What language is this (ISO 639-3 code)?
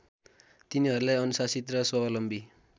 nep